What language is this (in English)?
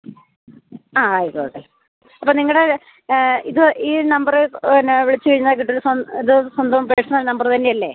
Malayalam